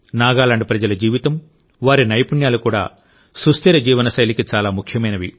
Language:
Telugu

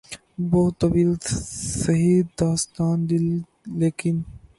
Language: Urdu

